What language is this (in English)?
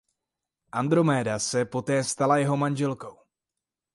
Czech